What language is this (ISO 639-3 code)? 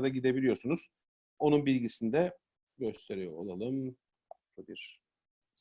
tur